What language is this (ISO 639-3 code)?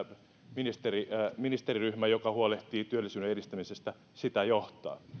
fin